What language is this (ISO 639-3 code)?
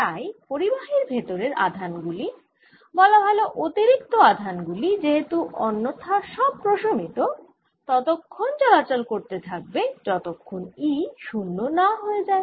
ben